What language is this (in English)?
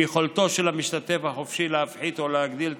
Hebrew